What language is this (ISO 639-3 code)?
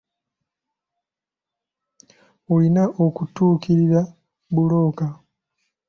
lug